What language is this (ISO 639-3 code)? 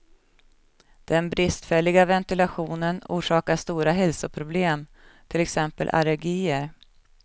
swe